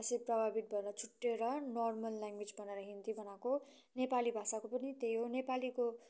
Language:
Nepali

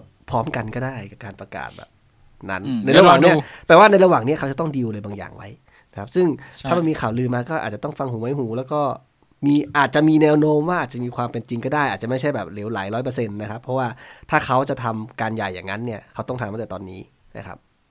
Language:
Thai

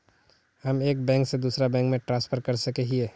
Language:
Magahi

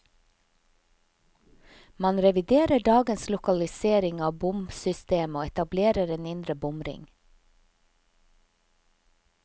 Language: Norwegian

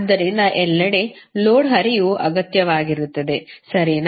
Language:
Kannada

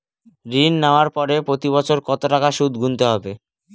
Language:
Bangla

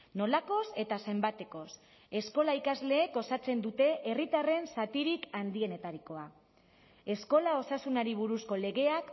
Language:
Basque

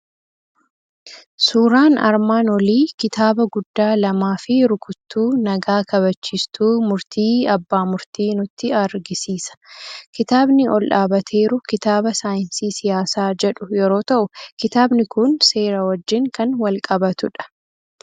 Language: Oromo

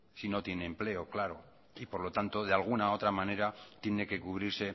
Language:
Spanish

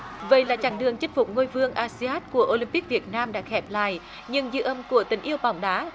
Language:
Vietnamese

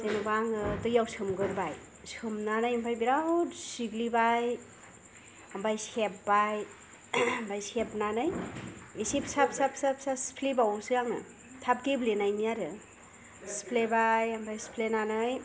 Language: Bodo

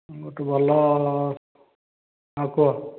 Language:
Odia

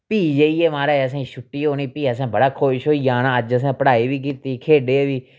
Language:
Dogri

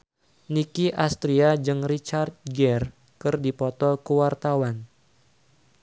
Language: Sundanese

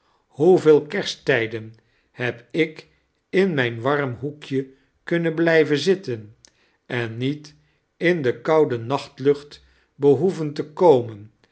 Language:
Dutch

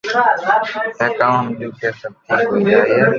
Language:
Loarki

